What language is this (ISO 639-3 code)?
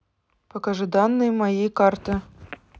rus